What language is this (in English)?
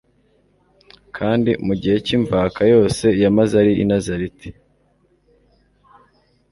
Kinyarwanda